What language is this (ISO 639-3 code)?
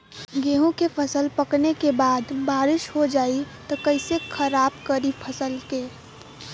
bho